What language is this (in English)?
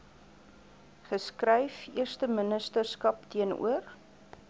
Afrikaans